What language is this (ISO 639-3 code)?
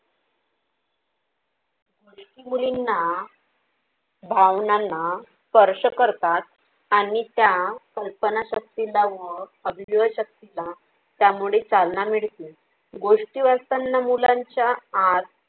mar